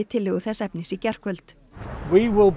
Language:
Icelandic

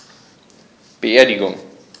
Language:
German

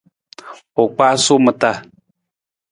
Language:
Nawdm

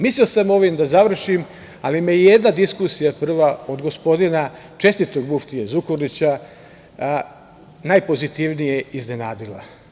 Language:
Serbian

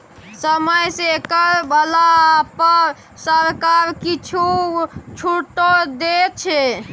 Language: Maithili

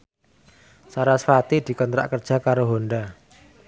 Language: Javanese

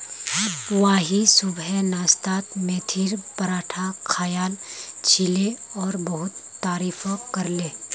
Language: Magahi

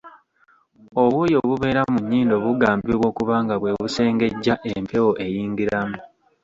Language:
Ganda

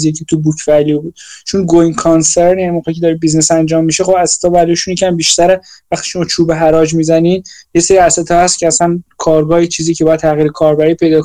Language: Persian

